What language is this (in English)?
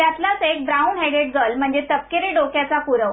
Marathi